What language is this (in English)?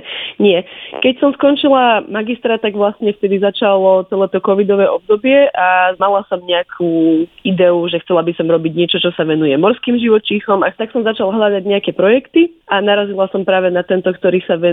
Slovak